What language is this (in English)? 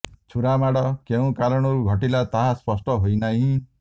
Odia